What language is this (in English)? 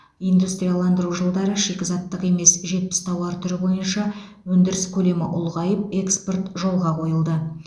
Kazakh